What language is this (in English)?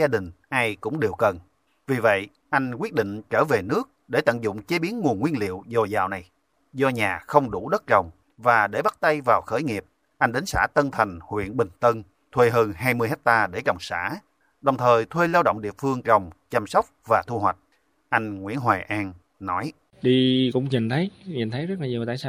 Vietnamese